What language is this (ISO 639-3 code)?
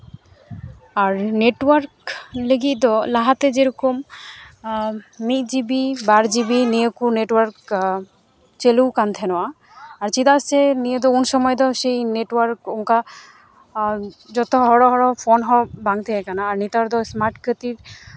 sat